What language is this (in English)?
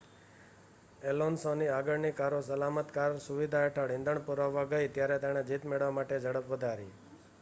Gujarati